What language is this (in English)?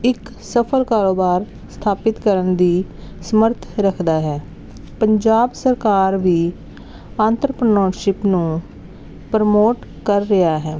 Punjabi